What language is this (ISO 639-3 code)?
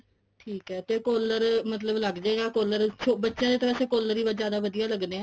pan